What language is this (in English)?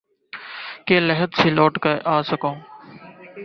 Urdu